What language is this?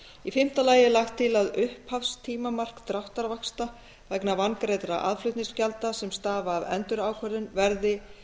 Icelandic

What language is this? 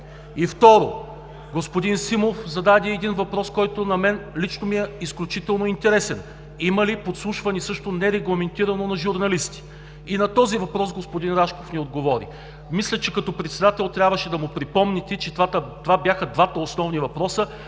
Bulgarian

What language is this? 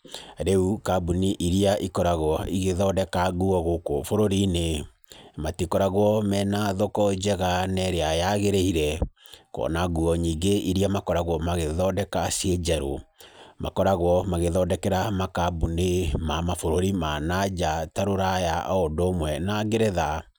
Kikuyu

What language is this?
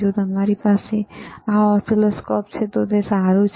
Gujarati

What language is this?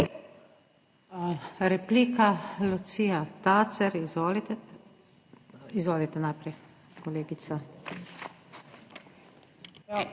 Slovenian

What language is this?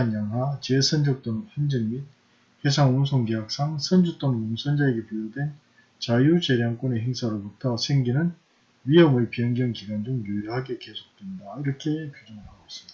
Korean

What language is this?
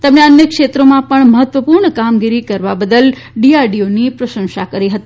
Gujarati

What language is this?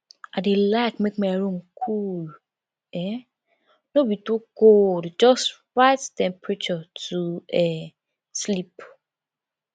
Nigerian Pidgin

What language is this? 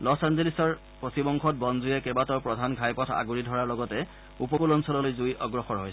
Assamese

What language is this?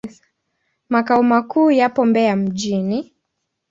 Swahili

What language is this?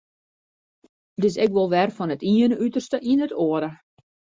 Western Frisian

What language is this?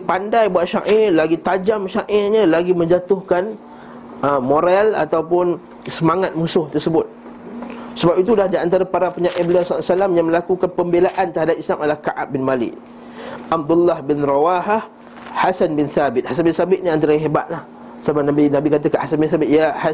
Malay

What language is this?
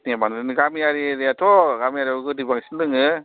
Bodo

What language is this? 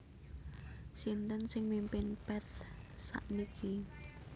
Javanese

